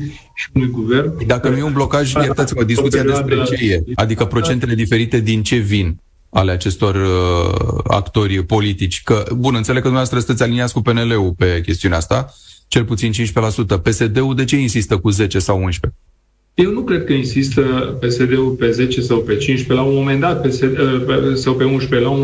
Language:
Romanian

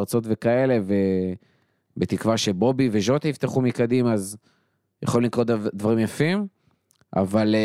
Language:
Hebrew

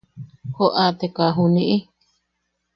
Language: Yaqui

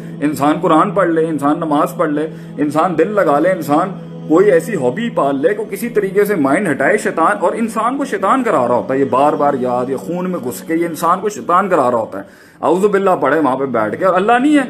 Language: Urdu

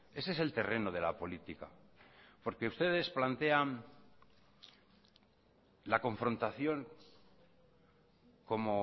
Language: Spanish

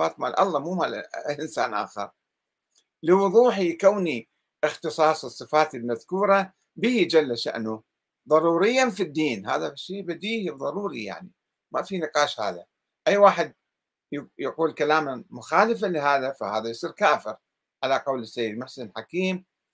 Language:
Arabic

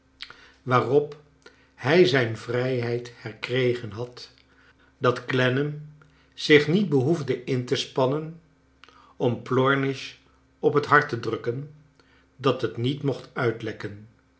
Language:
Dutch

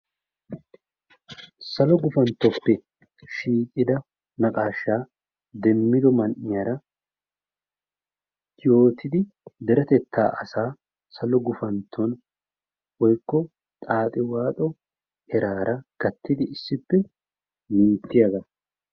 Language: Wolaytta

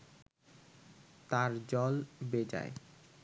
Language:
Bangla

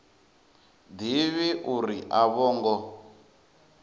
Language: Venda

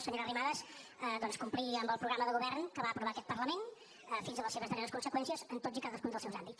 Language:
Catalan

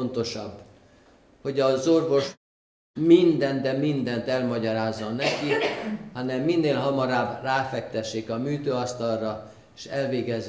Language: Hungarian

